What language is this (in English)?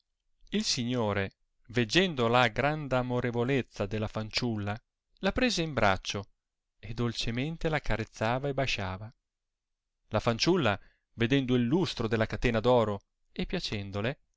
Italian